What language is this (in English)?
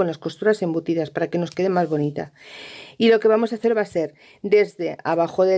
Spanish